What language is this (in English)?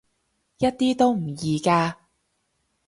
Cantonese